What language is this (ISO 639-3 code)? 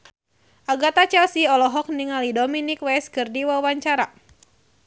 sun